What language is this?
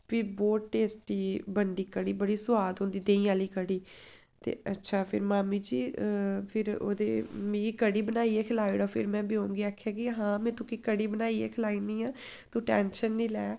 Dogri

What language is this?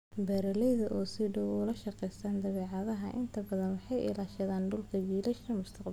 Somali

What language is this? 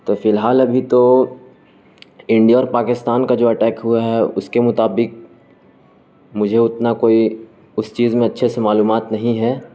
Urdu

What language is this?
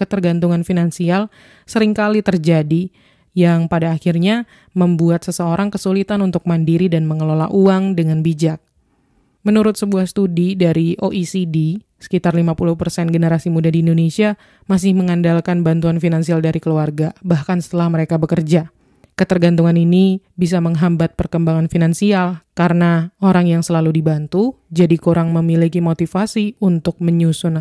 Indonesian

